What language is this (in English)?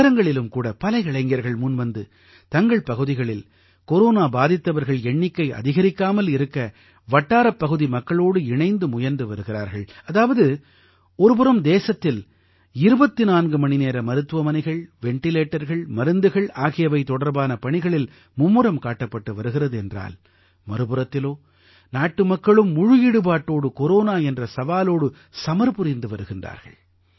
Tamil